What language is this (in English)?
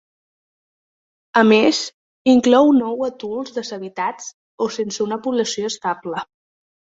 Catalan